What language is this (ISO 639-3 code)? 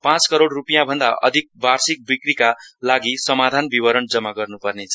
nep